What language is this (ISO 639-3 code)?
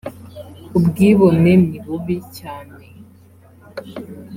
kin